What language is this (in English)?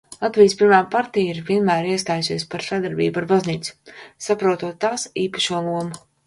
Latvian